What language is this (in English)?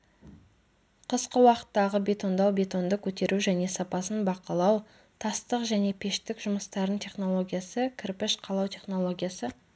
Kazakh